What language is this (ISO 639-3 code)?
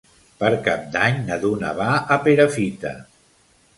cat